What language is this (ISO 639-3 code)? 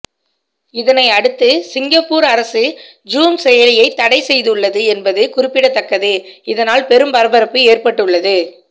tam